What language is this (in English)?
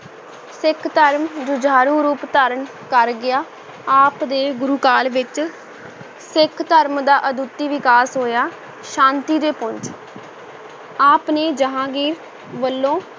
Punjabi